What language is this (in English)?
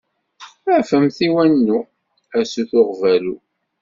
Kabyle